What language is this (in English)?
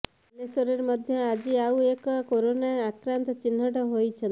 Odia